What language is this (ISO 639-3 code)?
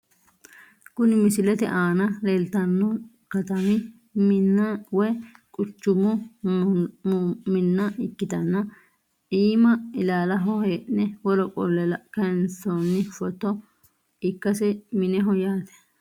sid